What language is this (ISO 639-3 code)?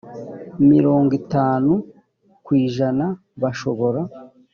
kin